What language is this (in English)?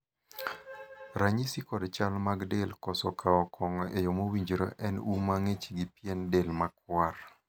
Luo (Kenya and Tanzania)